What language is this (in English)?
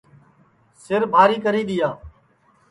Sansi